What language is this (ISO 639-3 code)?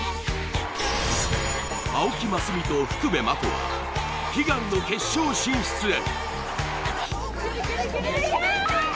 jpn